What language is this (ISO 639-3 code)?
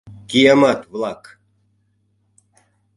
chm